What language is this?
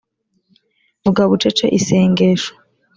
Kinyarwanda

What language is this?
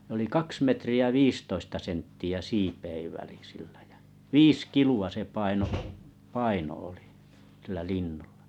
Finnish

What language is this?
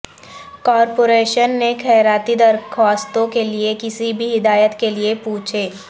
Urdu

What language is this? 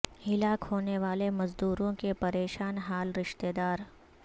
Urdu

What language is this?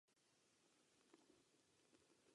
Czech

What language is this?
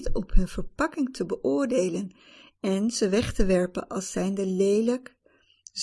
Dutch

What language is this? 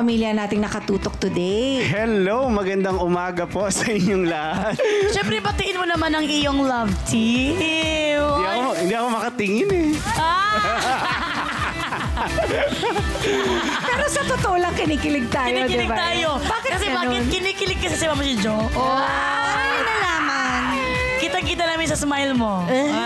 Filipino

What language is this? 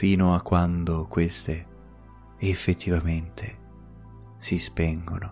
Italian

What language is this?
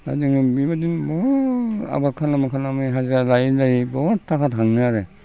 Bodo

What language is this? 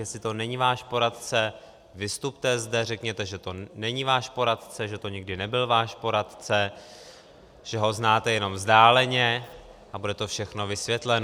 Czech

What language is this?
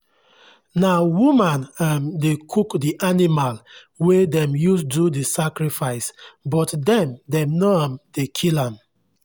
Nigerian Pidgin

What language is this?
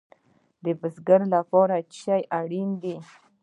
Pashto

